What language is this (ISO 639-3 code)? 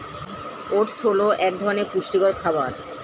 ben